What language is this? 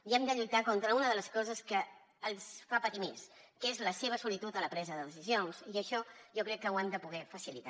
Catalan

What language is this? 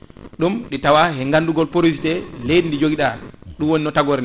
Fula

